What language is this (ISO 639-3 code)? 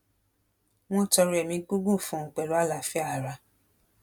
yor